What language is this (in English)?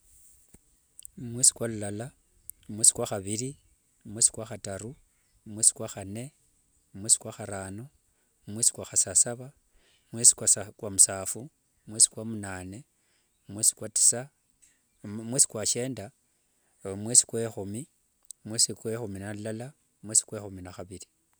Wanga